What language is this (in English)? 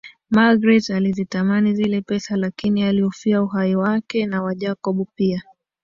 Swahili